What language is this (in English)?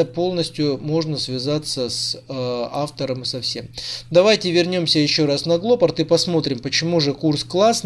Russian